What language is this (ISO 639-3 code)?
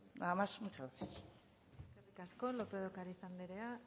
eus